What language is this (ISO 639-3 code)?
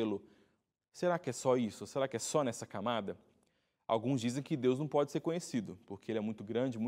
por